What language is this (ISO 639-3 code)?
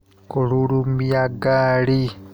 kik